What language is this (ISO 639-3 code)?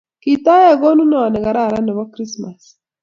kln